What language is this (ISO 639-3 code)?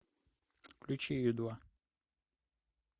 rus